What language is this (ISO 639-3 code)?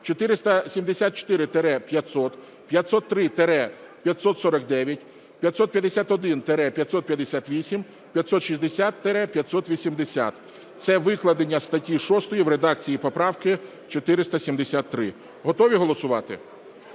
ukr